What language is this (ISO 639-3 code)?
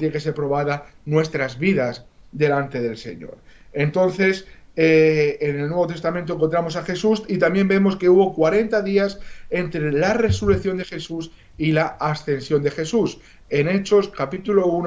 spa